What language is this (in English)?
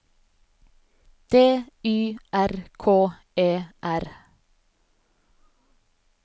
Norwegian